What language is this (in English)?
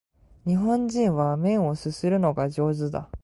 Japanese